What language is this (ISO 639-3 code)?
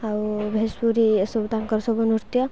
ori